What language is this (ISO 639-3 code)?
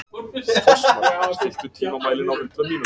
isl